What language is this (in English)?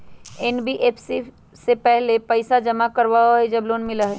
Magahi